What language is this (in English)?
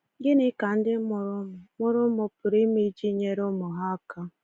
Igbo